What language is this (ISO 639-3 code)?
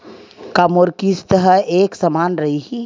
hne